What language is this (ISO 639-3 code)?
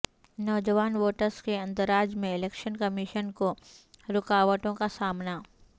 urd